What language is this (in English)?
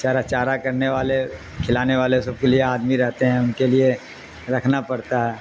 Urdu